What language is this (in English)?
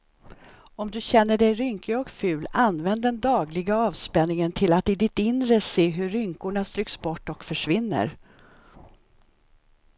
Swedish